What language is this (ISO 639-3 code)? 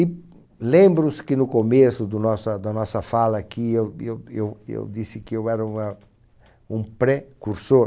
por